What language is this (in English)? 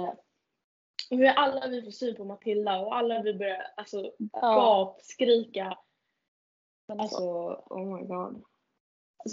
Swedish